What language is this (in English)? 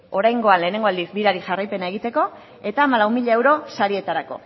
Basque